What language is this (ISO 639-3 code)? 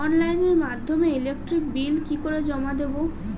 ben